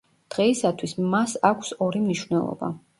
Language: Georgian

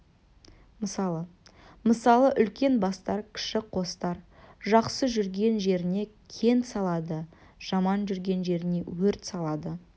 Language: Kazakh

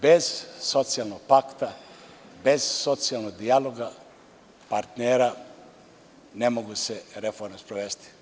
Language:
Serbian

